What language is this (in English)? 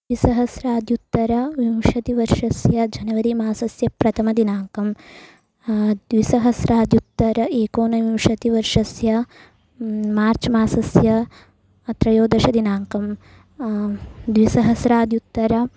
Sanskrit